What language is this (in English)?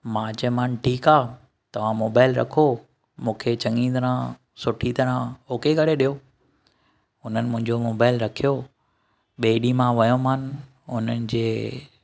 Sindhi